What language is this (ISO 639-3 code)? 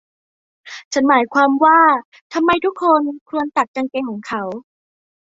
tha